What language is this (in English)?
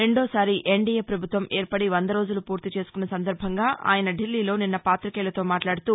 Telugu